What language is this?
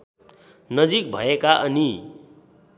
Nepali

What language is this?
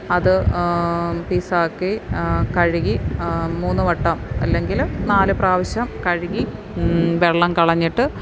Malayalam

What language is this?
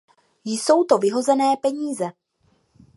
Czech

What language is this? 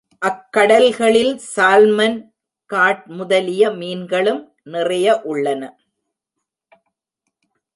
Tamil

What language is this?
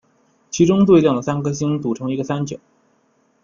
Chinese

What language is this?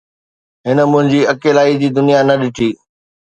Sindhi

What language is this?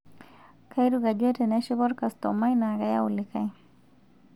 Masai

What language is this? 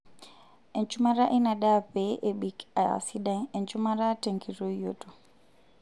Masai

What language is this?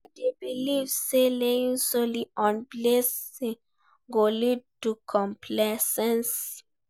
Nigerian Pidgin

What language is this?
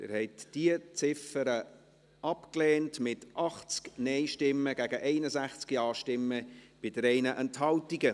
Swiss German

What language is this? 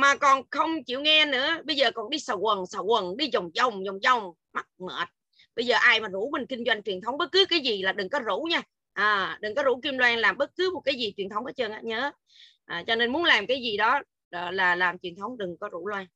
Vietnamese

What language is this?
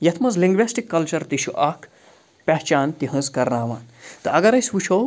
Kashmiri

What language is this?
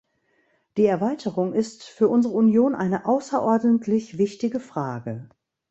German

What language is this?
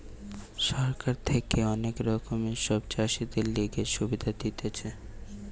Bangla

